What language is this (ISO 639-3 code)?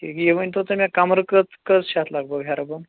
kas